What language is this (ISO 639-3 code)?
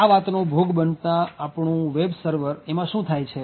guj